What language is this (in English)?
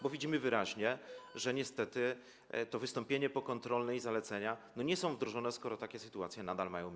Polish